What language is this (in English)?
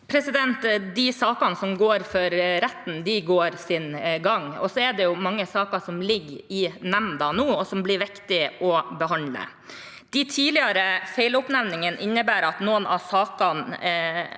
Norwegian